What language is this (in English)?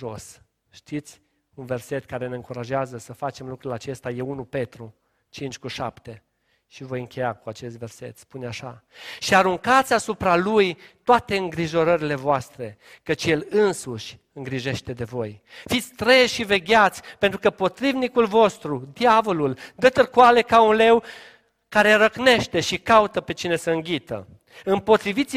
Romanian